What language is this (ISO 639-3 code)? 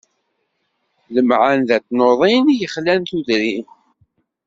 kab